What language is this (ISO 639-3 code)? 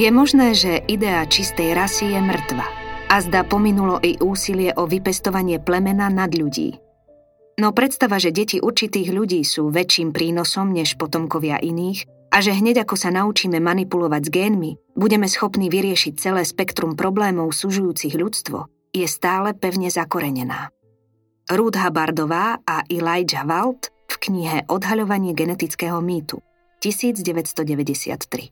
slk